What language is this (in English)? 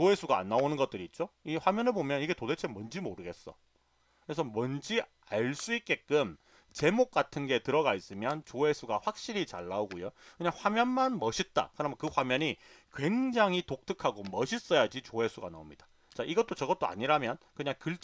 Korean